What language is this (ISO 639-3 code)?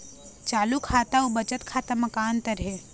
hne